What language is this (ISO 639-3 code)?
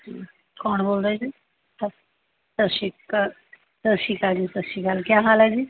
pan